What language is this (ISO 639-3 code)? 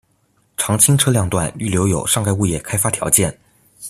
zho